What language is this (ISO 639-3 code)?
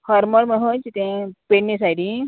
kok